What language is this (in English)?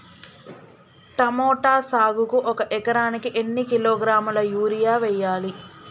Telugu